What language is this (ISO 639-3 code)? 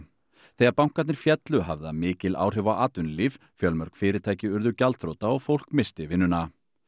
isl